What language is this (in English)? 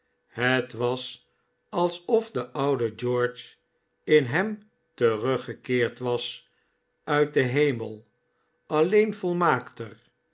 Dutch